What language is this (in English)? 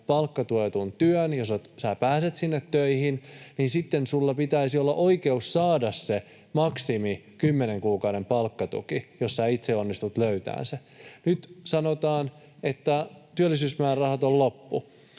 Finnish